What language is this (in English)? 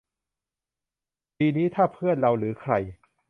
Thai